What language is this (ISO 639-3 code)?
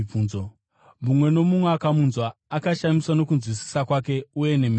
sna